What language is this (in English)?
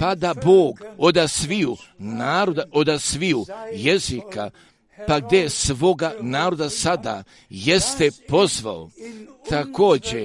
Croatian